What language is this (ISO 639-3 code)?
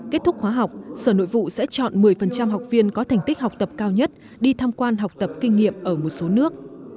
vie